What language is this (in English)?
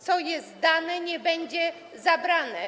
Polish